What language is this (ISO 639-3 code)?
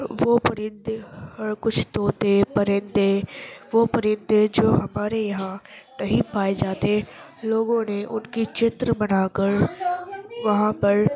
urd